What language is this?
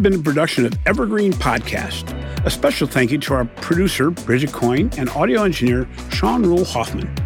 English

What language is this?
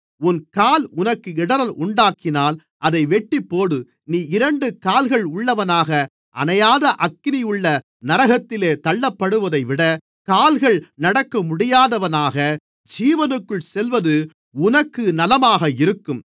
Tamil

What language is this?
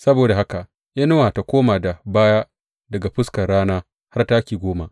Hausa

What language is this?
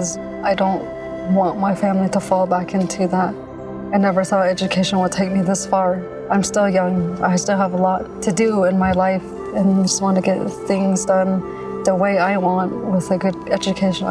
Italian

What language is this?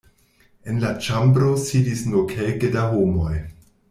Esperanto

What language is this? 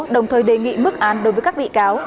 Vietnamese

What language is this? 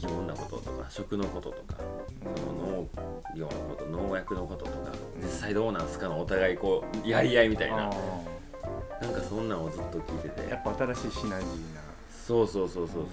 Japanese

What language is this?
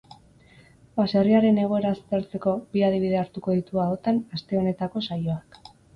Basque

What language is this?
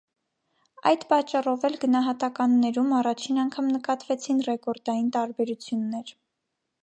Armenian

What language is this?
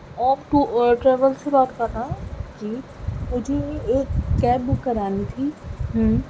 Urdu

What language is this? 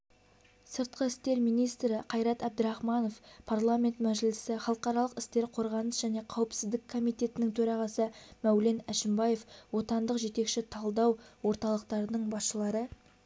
Kazakh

